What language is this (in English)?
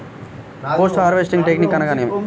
Telugu